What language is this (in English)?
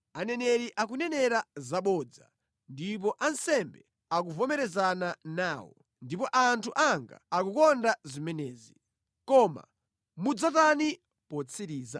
Nyanja